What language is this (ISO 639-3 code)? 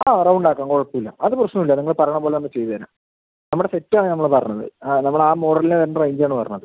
mal